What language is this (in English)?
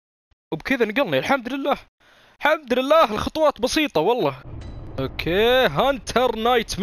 Arabic